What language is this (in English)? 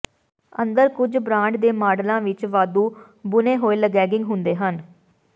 Punjabi